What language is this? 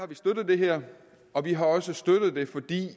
Danish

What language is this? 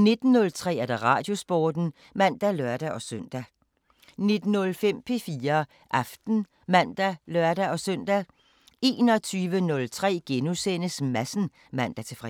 Danish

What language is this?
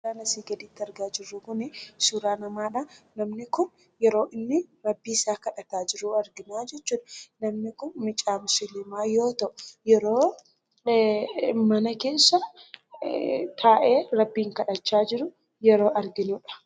Oromo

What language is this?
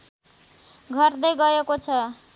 Nepali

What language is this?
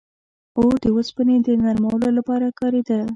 Pashto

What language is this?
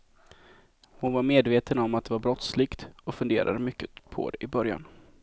Swedish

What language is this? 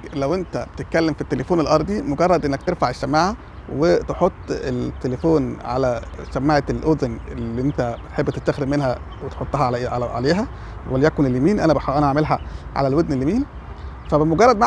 Arabic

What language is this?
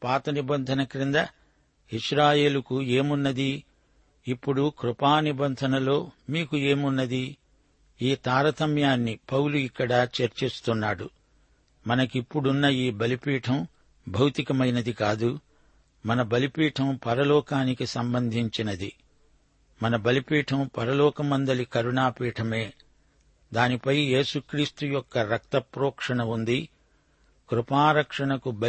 Telugu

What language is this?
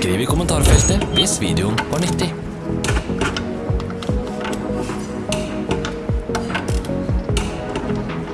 Norwegian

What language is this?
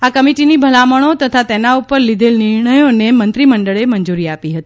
Gujarati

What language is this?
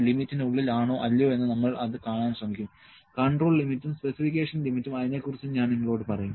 Malayalam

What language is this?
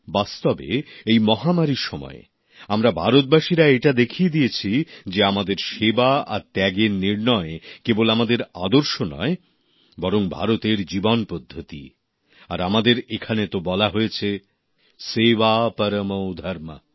Bangla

